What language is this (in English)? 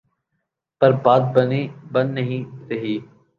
Urdu